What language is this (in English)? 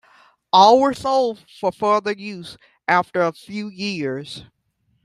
English